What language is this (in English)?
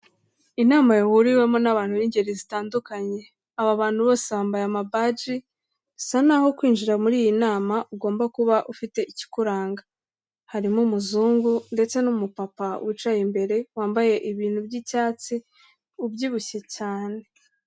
Kinyarwanda